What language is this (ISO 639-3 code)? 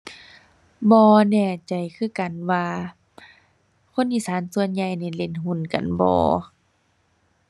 tha